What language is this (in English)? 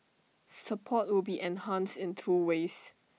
English